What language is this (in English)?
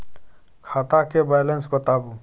Maithili